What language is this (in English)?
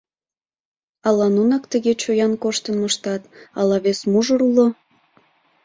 Mari